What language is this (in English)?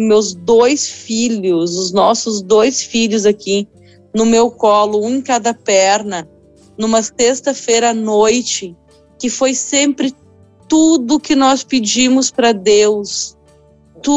Portuguese